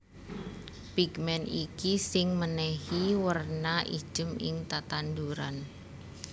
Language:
Javanese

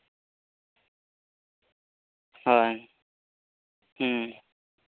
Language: Santali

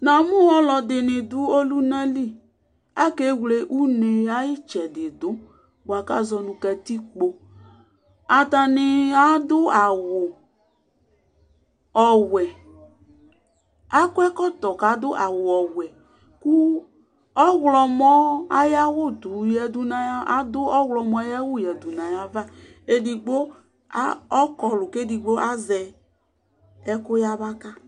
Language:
Ikposo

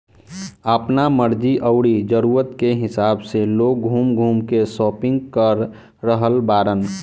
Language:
Bhojpuri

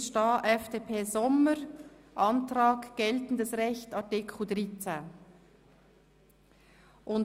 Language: Swiss German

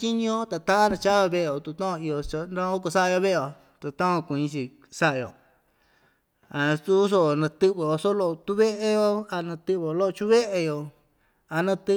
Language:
Ixtayutla Mixtec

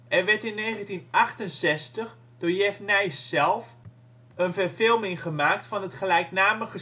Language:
Dutch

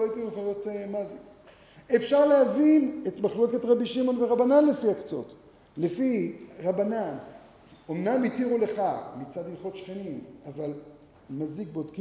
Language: Hebrew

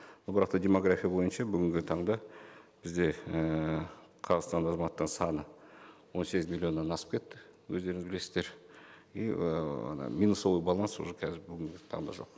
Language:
Kazakh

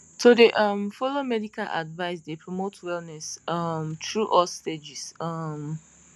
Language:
Nigerian Pidgin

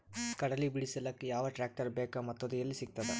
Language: Kannada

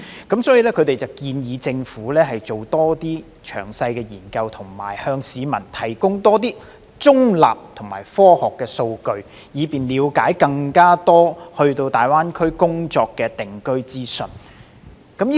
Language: Cantonese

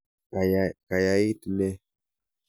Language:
Kalenjin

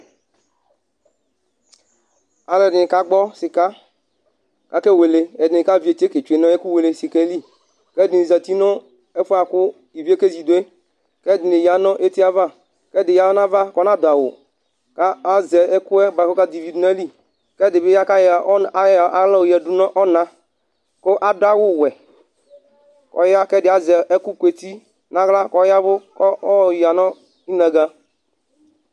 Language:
Ikposo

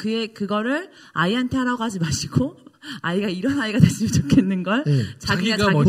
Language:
Korean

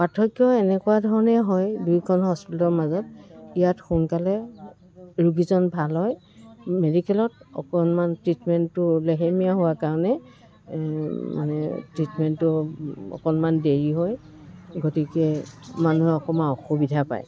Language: Assamese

